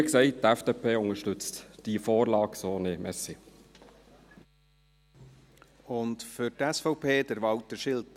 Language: Swiss German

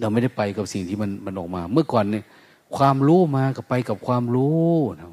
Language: Thai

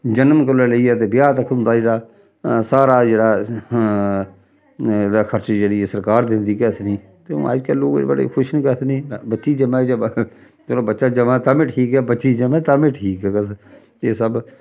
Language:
Dogri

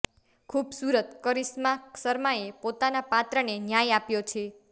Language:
Gujarati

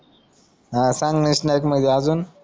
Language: Marathi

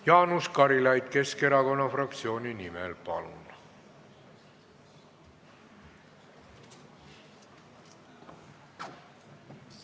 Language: Estonian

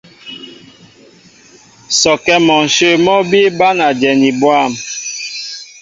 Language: Mbo (Cameroon)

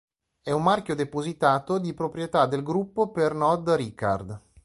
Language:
Italian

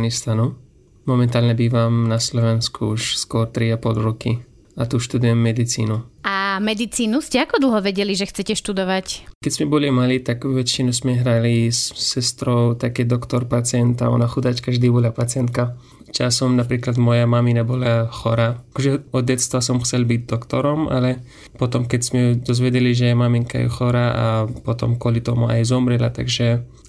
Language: Slovak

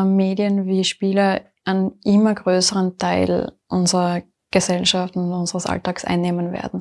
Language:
German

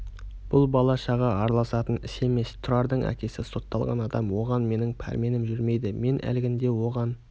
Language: Kazakh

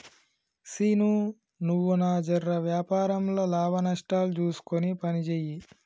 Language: Telugu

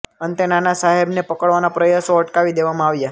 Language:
Gujarati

